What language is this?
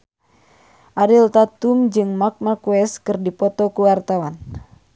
Sundanese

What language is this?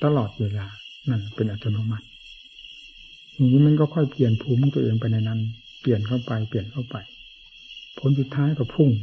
Thai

